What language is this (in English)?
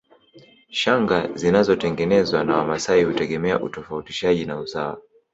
Swahili